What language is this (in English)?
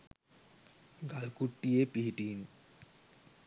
Sinhala